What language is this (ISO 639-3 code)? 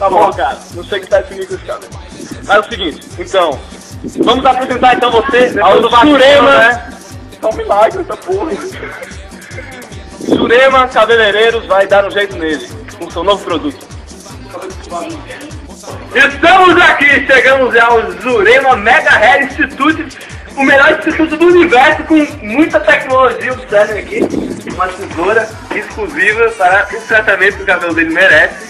por